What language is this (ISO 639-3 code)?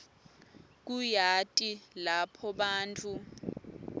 ssw